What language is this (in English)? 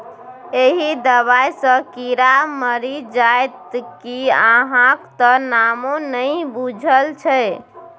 Maithili